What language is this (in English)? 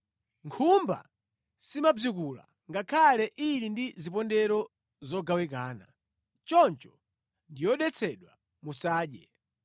Nyanja